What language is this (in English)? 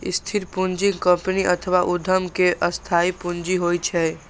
Maithili